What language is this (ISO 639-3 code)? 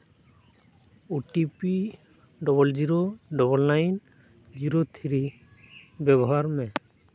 sat